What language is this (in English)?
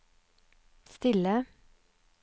Norwegian